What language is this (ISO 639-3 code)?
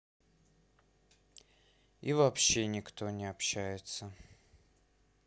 rus